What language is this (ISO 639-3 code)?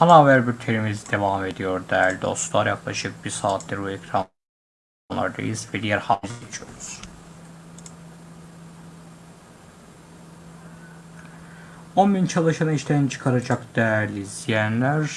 tur